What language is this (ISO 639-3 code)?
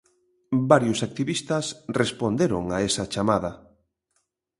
glg